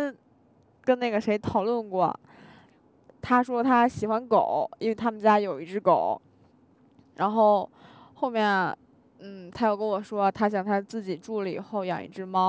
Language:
Chinese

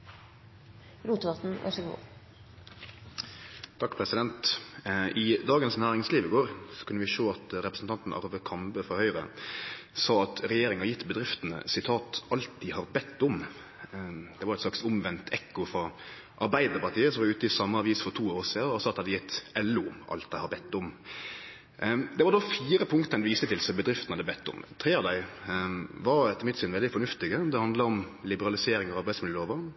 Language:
Norwegian Nynorsk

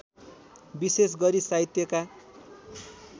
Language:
Nepali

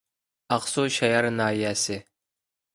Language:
Uyghur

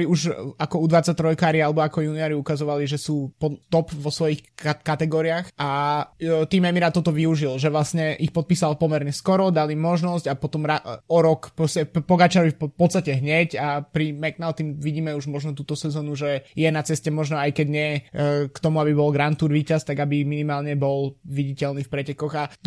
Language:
Slovak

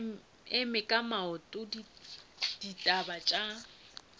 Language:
Northern Sotho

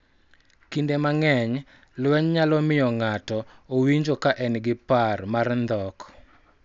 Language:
Luo (Kenya and Tanzania)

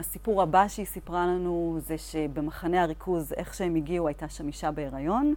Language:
Hebrew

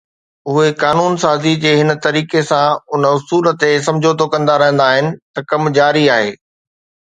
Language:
Sindhi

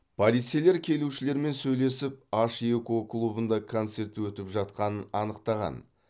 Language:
Kazakh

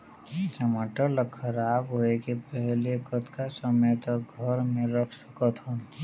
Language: Chhattisgarhi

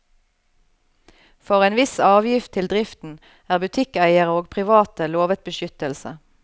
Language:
Norwegian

